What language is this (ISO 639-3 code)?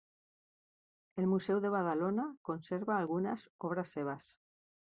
cat